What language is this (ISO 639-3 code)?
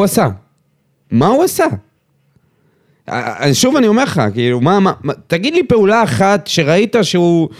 heb